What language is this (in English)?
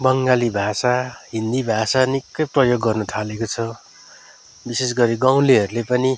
Nepali